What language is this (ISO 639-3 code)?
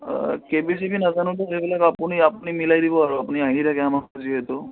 asm